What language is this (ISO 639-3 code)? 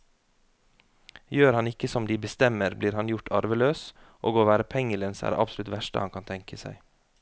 nor